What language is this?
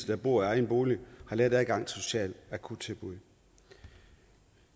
Danish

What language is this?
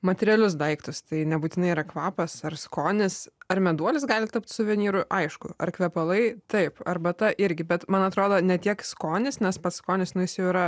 Lithuanian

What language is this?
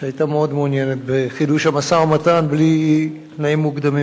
Hebrew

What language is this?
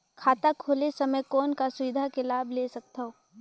Chhattisgarhi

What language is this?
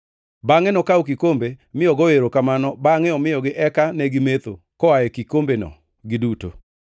Luo (Kenya and Tanzania)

